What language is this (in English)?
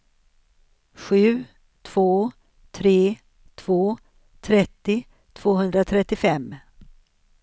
Swedish